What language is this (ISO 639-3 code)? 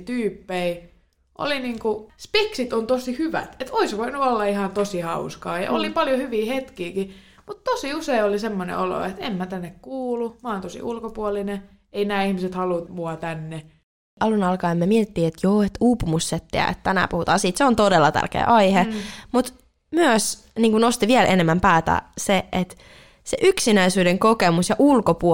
fin